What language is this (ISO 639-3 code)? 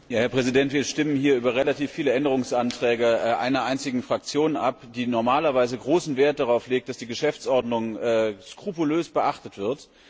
deu